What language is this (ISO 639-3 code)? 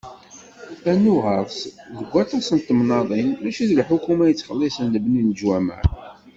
kab